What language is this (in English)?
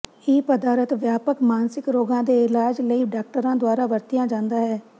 Punjabi